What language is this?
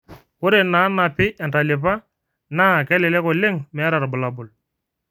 Masai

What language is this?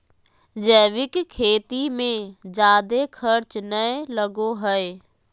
Magahi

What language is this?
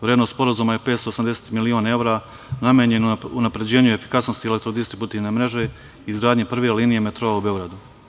Serbian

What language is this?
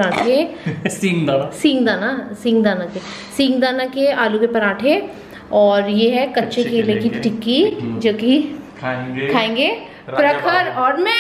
Hindi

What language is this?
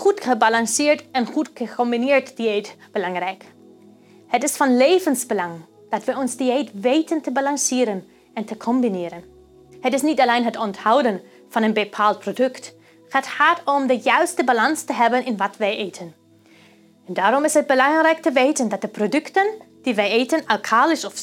Dutch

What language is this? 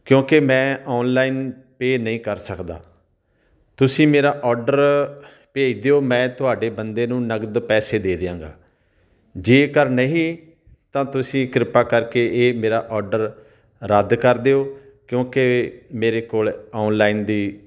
Punjabi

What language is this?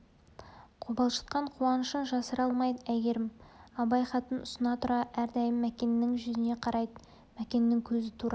Kazakh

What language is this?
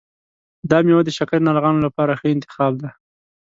Pashto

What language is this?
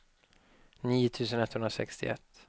Swedish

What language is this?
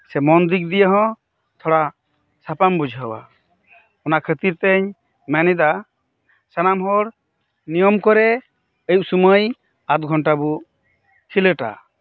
Santali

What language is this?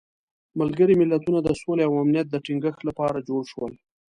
Pashto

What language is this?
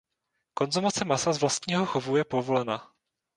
Czech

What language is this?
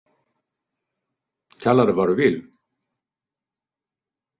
Swedish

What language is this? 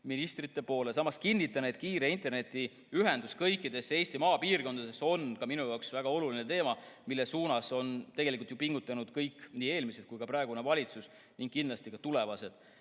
Estonian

